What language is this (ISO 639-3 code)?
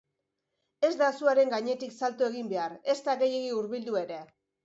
eus